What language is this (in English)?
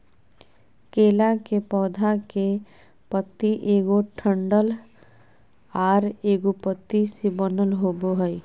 Magahi